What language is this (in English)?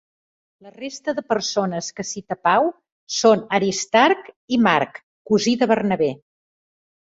Catalan